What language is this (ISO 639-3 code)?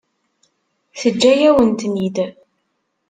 kab